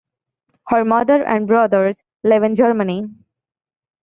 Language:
English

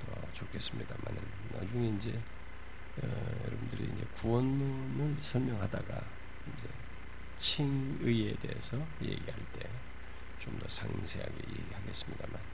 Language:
Korean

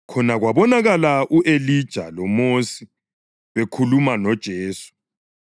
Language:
North Ndebele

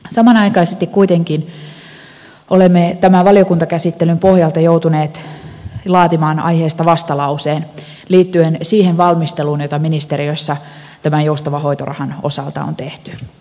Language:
Finnish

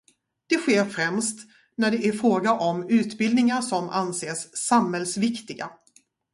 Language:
Swedish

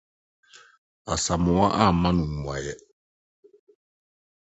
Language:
Akan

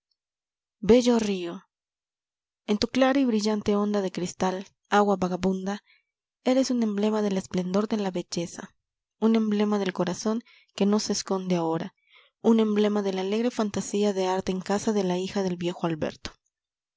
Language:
Spanish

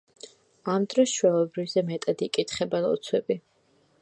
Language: Georgian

